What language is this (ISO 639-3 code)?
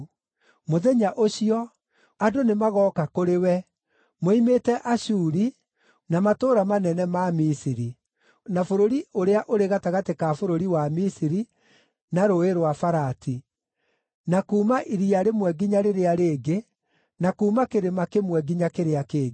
kik